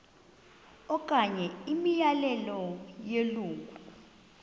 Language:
Xhosa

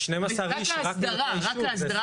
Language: Hebrew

